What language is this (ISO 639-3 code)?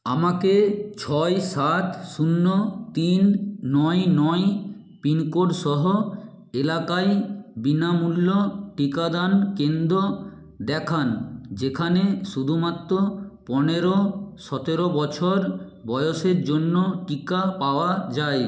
ben